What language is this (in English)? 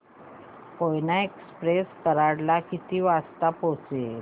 Marathi